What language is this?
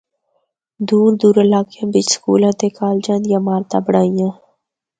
Northern Hindko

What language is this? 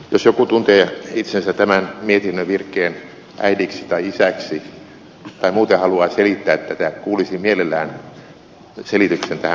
Finnish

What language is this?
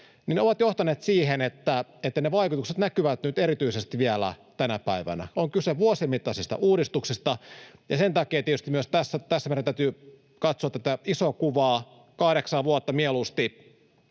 Finnish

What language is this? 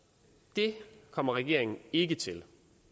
Danish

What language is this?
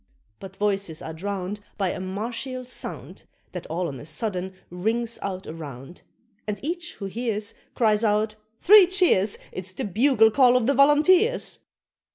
English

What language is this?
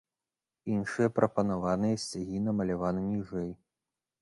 Belarusian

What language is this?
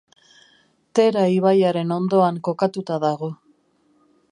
Basque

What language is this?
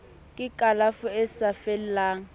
Southern Sotho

